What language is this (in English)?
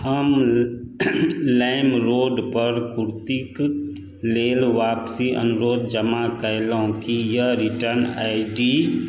Maithili